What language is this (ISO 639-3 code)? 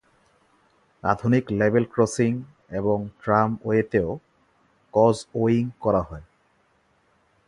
ben